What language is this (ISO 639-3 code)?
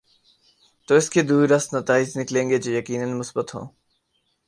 urd